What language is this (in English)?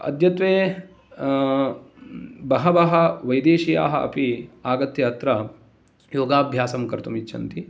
Sanskrit